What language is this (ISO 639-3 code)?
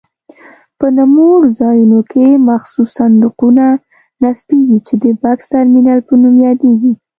pus